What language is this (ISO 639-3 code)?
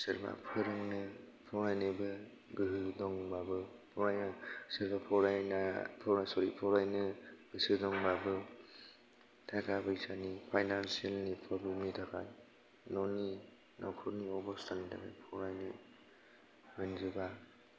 brx